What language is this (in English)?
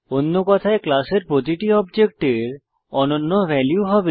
Bangla